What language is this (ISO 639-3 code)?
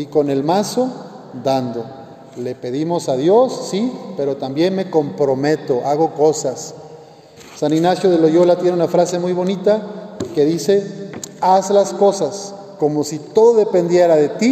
spa